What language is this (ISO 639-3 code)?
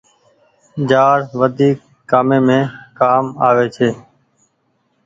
gig